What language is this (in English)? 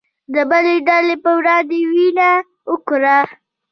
Pashto